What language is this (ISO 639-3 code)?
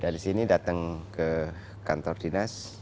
ind